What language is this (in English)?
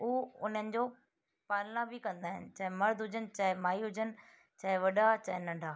Sindhi